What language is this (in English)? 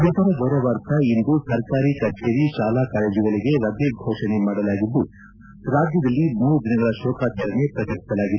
Kannada